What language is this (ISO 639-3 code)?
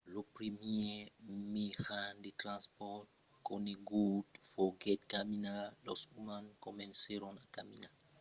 oci